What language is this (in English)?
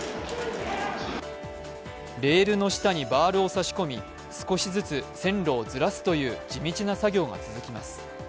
Japanese